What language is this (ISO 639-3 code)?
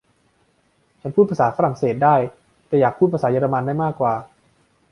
tha